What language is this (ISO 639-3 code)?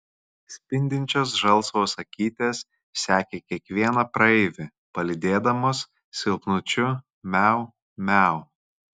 lit